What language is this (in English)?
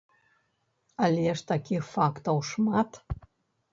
Belarusian